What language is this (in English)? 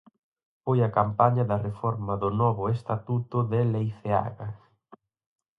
Galician